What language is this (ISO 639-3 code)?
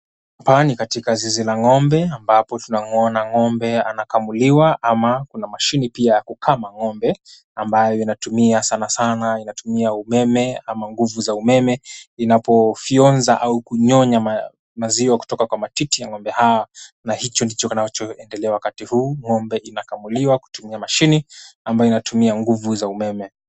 swa